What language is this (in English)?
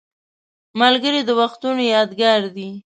Pashto